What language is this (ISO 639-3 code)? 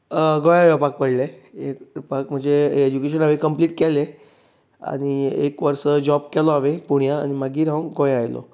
kok